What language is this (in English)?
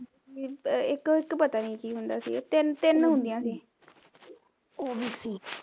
Punjabi